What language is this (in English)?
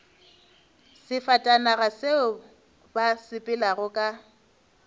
Northern Sotho